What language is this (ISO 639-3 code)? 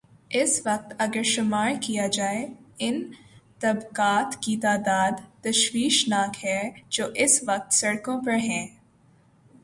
urd